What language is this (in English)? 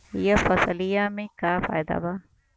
Bhojpuri